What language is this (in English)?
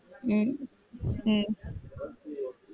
Tamil